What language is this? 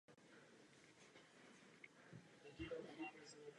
Czech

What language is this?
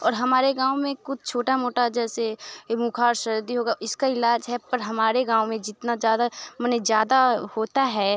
Hindi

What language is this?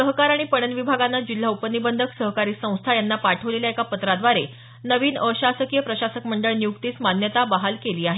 Marathi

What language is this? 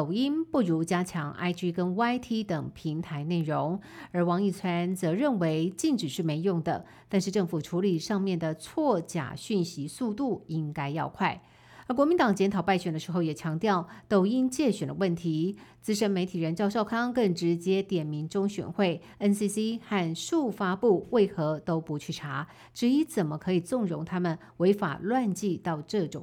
Chinese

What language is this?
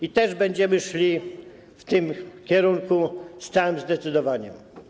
Polish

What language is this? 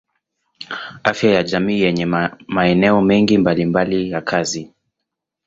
Swahili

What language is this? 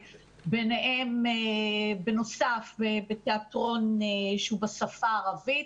Hebrew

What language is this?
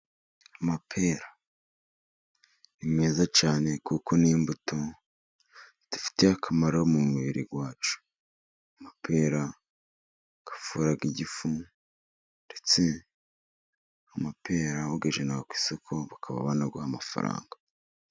Kinyarwanda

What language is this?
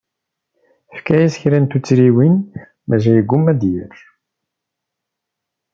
Kabyle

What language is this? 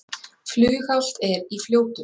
Icelandic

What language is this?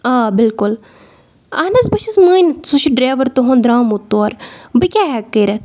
Kashmiri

